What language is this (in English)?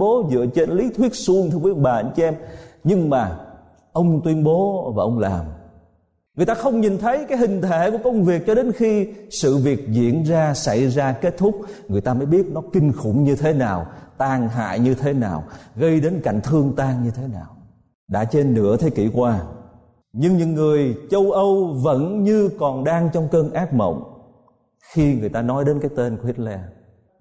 Vietnamese